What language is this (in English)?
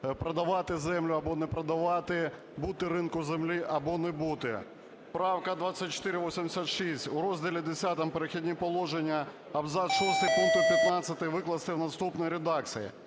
Ukrainian